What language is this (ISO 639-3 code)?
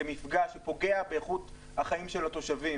heb